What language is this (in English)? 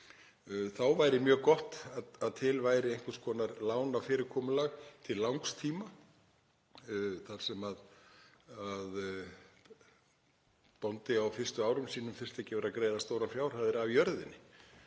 Icelandic